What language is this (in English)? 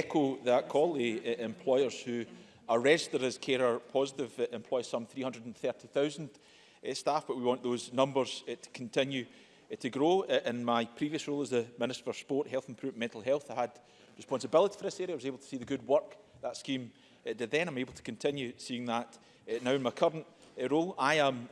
English